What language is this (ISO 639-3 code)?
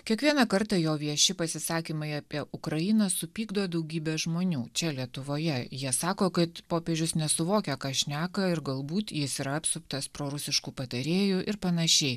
lit